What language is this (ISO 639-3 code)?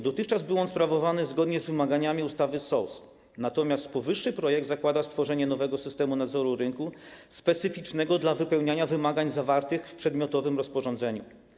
pol